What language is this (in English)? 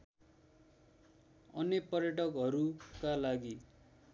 Nepali